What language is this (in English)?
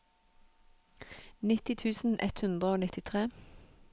Norwegian